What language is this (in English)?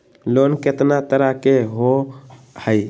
Magahi